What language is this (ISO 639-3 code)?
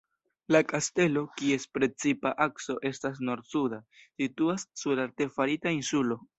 epo